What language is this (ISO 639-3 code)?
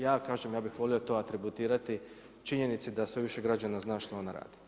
hrv